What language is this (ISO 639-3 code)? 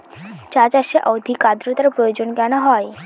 ben